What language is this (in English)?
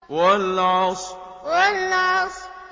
Arabic